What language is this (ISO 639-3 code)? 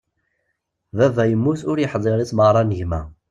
kab